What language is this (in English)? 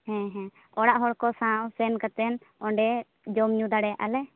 Santali